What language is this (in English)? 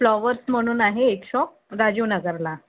Marathi